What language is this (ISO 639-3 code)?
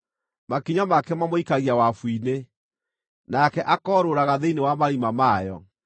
kik